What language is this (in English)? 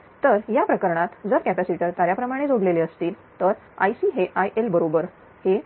Marathi